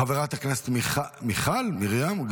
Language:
Hebrew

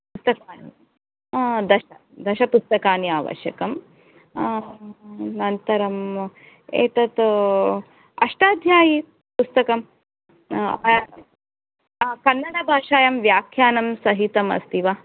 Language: Sanskrit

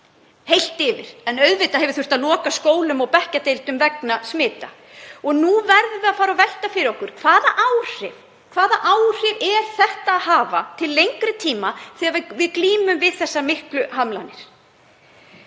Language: Icelandic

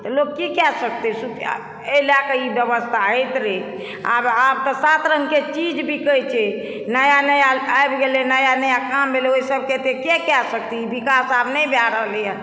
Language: Maithili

